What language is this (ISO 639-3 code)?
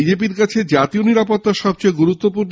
ben